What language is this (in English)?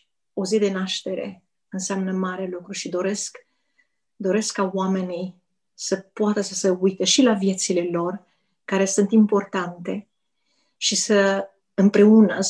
Romanian